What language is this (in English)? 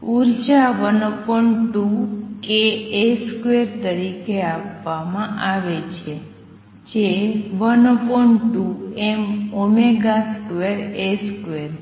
Gujarati